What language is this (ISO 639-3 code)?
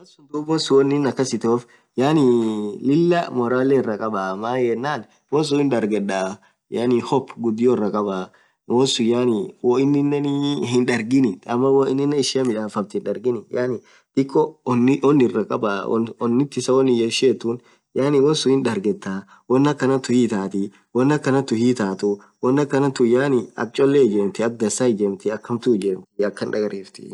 orc